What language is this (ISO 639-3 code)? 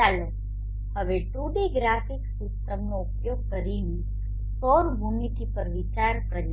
guj